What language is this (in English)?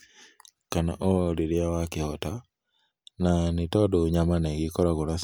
Kikuyu